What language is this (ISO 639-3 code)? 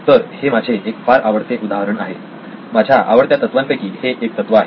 mar